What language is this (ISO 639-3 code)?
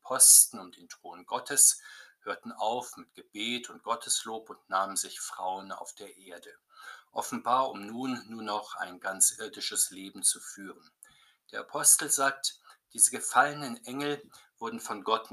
deu